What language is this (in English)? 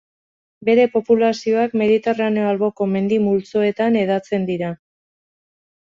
Basque